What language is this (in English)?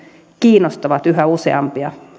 Finnish